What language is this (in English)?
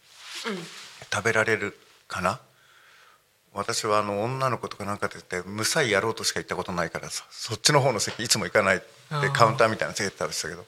Japanese